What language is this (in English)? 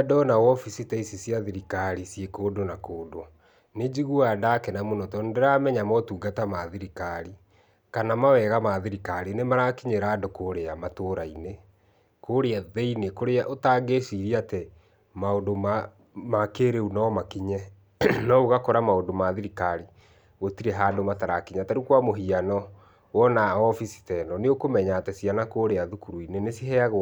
Kikuyu